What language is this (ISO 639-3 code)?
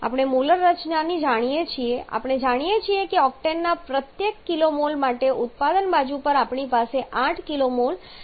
guj